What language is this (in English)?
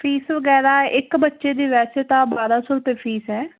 Punjabi